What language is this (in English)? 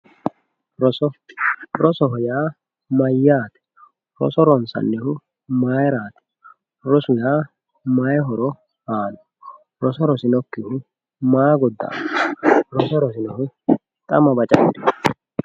Sidamo